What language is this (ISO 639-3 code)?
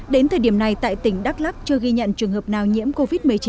vie